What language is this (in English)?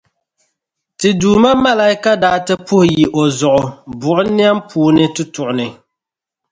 Dagbani